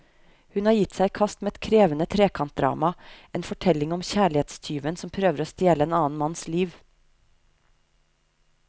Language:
Norwegian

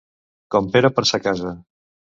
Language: Catalan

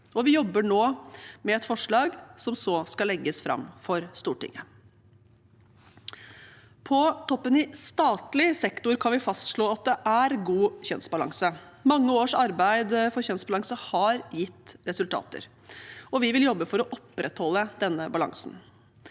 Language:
Norwegian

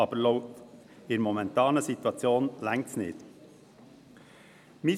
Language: Swiss German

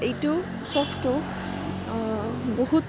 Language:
Assamese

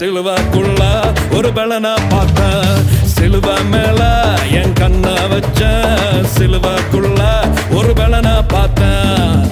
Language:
Urdu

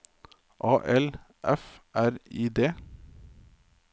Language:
Norwegian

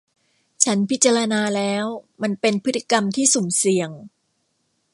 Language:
Thai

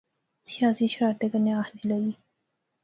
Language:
Pahari-Potwari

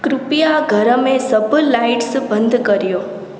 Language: Sindhi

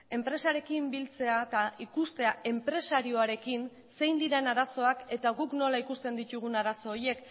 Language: Basque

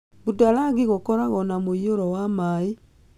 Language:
Kikuyu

